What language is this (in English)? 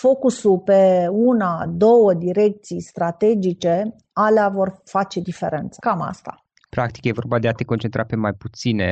Romanian